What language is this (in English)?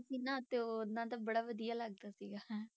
Punjabi